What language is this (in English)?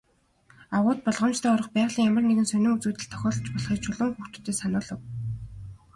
Mongolian